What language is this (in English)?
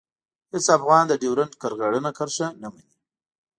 Pashto